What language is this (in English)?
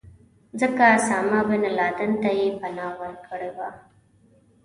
Pashto